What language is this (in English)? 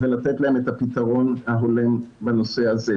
Hebrew